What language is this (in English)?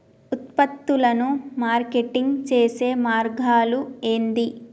Telugu